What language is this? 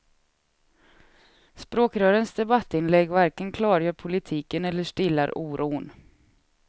Swedish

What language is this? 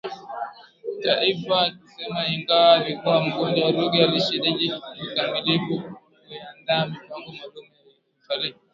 Swahili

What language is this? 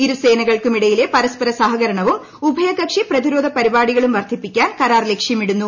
Malayalam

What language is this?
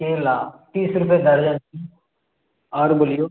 Maithili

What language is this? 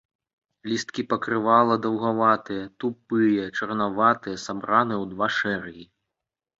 Belarusian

